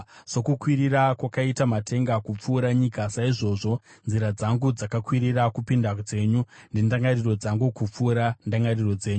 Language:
Shona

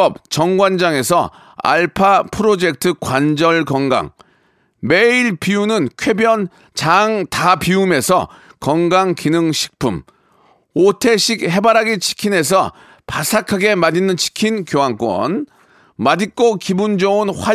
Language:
Korean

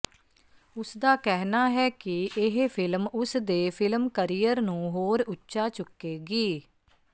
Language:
Punjabi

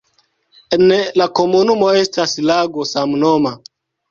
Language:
Esperanto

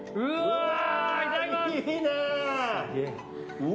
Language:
Japanese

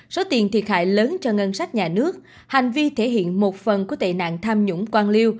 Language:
Vietnamese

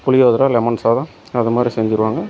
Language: Tamil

